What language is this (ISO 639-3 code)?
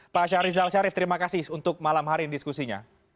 ind